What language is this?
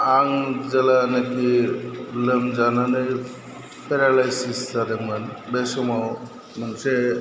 Bodo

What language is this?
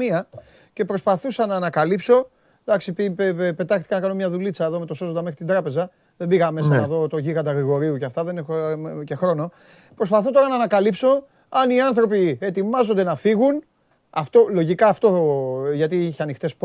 Greek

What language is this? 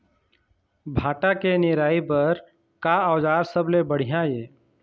Chhattisgarhi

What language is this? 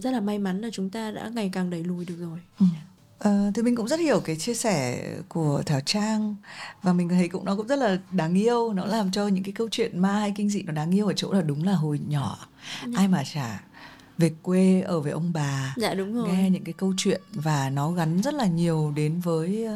Vietnamese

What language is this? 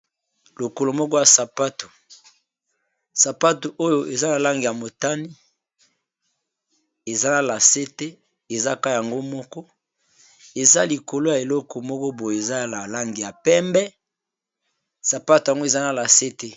Lingala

